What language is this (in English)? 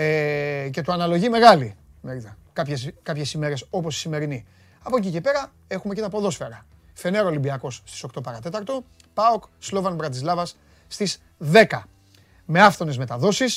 Greek